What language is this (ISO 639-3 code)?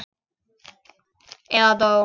isl